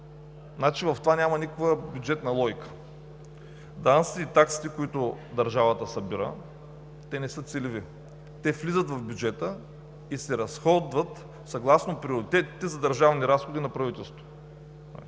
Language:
Bulgarian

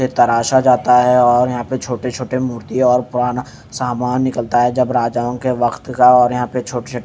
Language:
Hindi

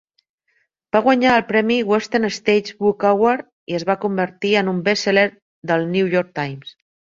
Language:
Catalan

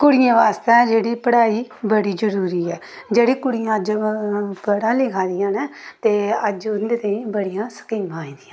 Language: Dogri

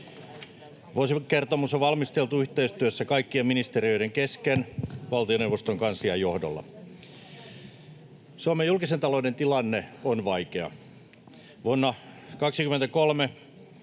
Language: Finnish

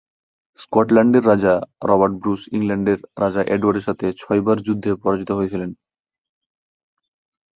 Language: Bangla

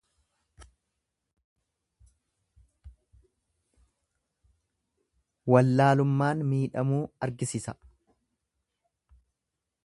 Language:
Oromo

